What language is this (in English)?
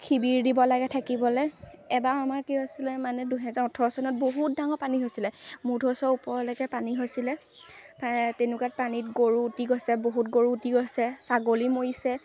Assamese